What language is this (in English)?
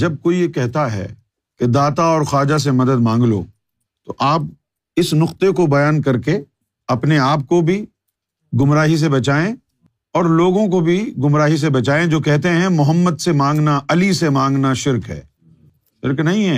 Urdu